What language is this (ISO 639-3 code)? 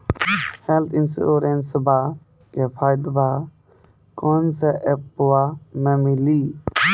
mai